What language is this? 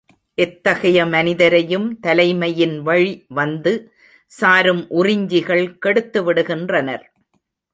Tamil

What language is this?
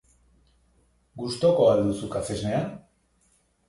Basque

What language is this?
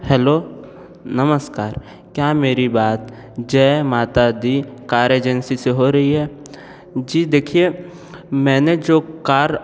Hindi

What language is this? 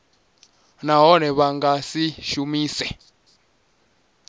Venda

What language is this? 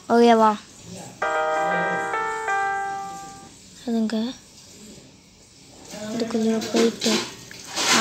Italian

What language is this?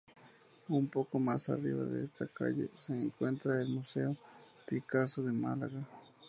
Spanish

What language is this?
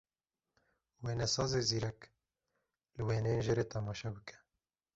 Kurdish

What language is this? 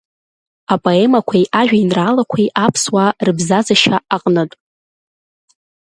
Abkhazian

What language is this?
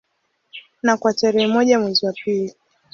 Swahili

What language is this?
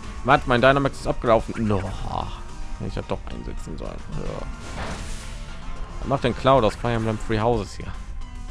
German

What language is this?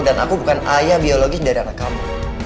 Indonesian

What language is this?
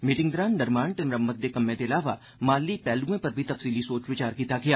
Dogri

